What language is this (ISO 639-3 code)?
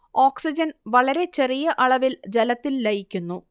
mal